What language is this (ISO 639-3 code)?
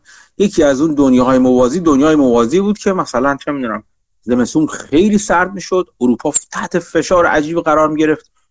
fas